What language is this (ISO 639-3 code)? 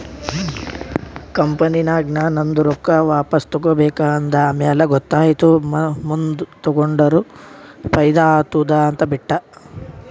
kan